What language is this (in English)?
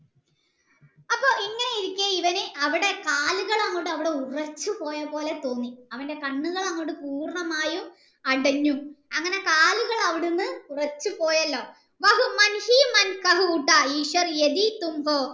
Malayalam